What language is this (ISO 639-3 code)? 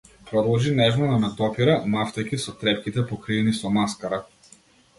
mkd